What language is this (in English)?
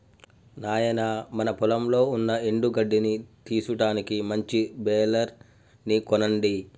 Telugu